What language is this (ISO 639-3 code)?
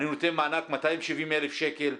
heb